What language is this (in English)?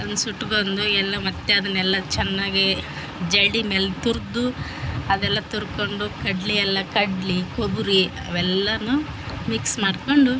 Kannada